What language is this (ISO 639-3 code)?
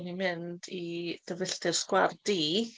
cym